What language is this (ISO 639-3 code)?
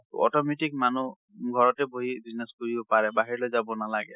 asm